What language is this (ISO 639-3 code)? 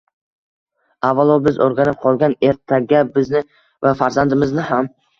uzb